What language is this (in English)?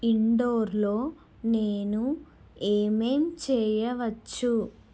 Telugu